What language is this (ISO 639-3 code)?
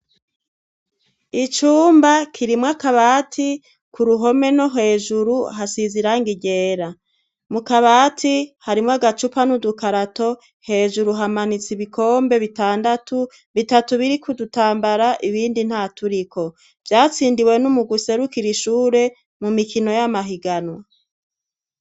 run